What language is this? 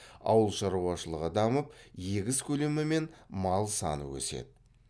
Kazakh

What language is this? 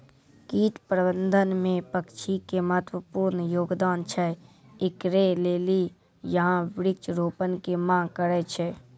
Maithili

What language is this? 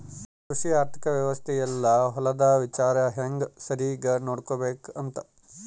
Kannada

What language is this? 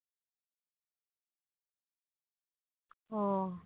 Santali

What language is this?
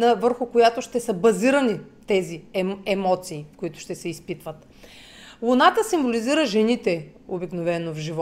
Bulgarian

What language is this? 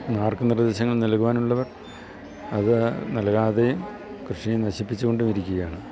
Malayalam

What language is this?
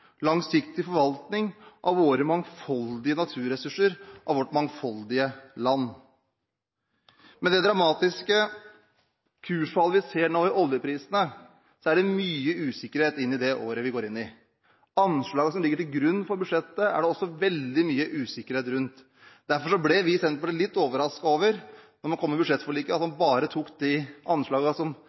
Norwegian Bokmål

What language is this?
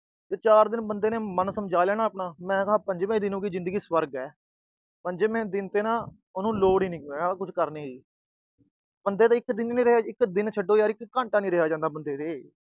Punjabi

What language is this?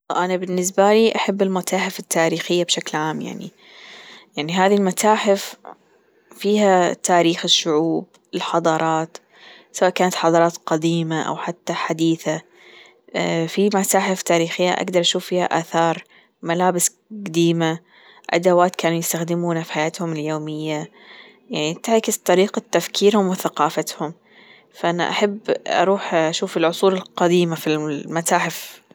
Gulf Arabic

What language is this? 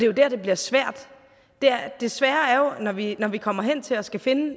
Danish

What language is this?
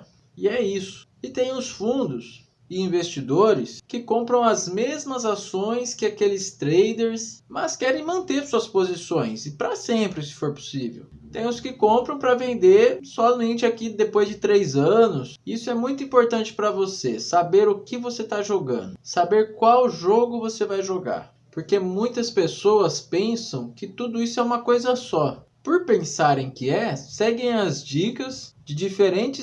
Portuguese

